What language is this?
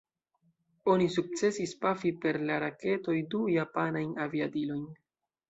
Esperanto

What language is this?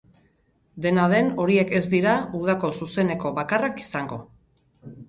Basque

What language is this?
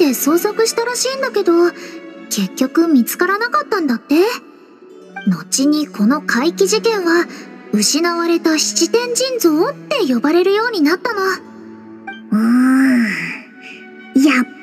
Japanese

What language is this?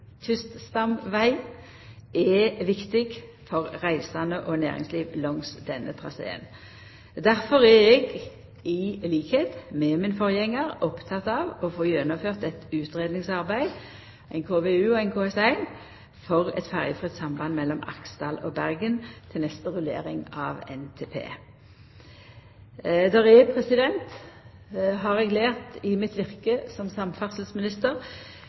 Norwegian Nynorsk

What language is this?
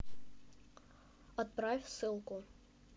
Russian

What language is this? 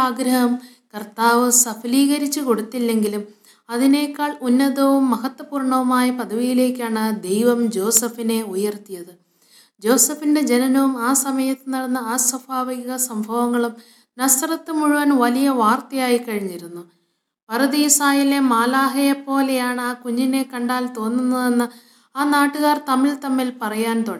Malayalam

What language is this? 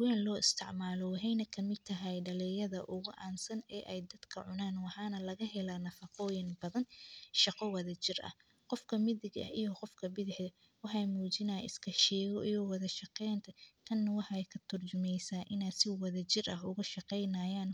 Somali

